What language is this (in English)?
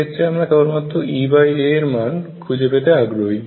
Bangla